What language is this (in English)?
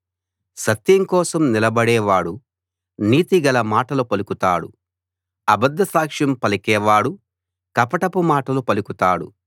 Telugu